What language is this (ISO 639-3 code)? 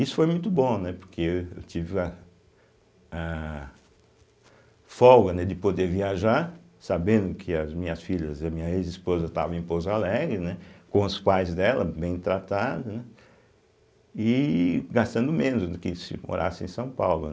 por